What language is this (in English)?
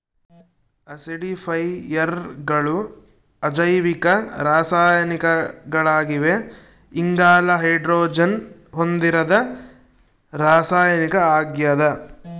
Kannada